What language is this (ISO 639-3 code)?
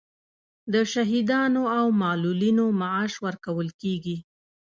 pus